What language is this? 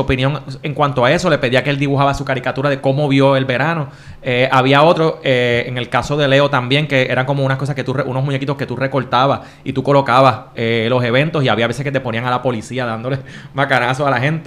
Spanish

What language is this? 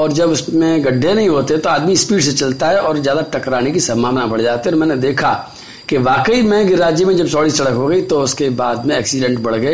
Hindi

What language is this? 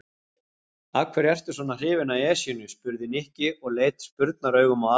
Icelandic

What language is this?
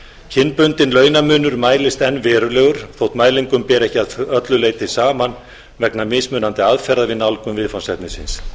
Icelandic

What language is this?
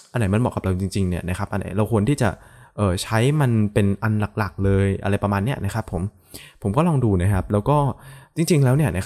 Thai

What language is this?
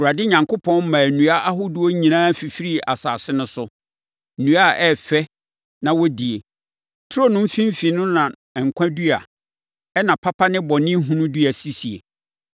Akan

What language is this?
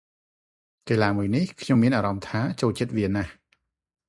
Khmer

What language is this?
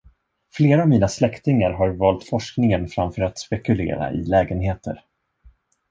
Swedish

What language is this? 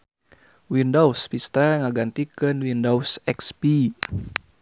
Sundanese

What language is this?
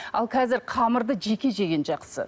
Kazakh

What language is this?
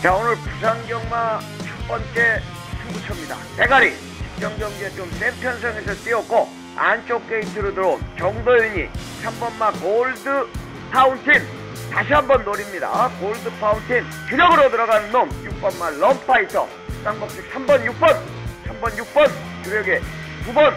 Korean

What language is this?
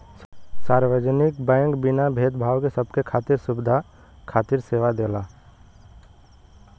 Bhojpuri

